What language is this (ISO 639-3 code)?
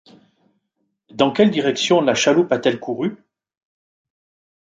fra